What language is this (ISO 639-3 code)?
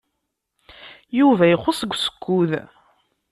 kab